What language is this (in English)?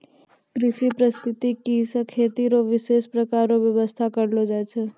Maithili